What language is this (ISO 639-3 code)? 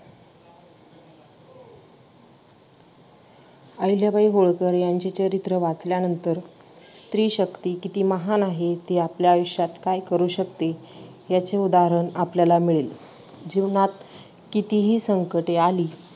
mar